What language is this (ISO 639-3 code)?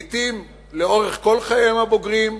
heb